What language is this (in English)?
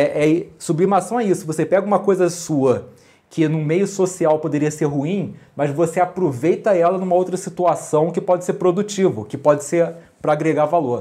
Portuguese